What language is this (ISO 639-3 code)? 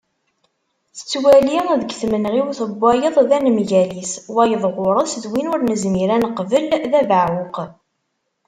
kab